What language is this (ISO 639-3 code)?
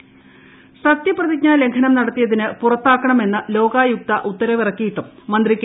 mal